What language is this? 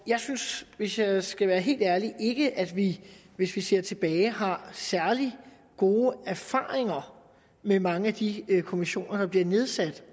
Danish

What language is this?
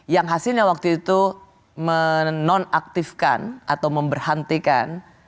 Indonesian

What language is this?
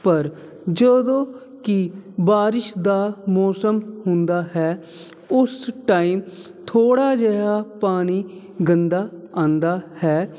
Punjabi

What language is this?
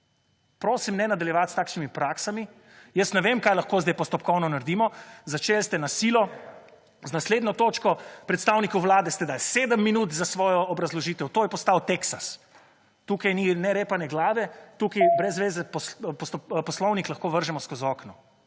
Slovenian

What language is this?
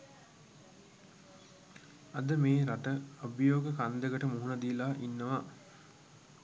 Sinhala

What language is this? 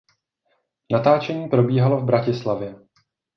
Czech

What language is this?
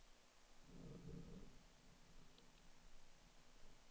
Swedish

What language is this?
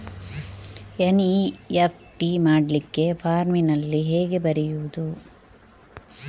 Kannada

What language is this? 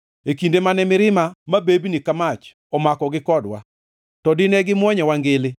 Luo (Kenya and Tanzania)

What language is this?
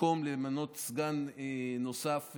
Hebrew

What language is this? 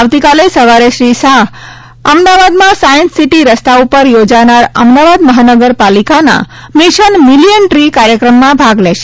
Gujarati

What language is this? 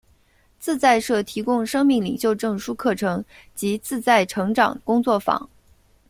Chinese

